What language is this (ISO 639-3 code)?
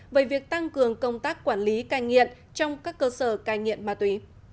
vie